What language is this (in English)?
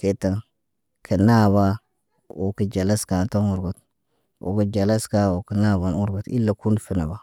Naba